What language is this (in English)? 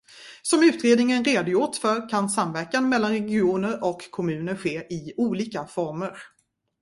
Swedish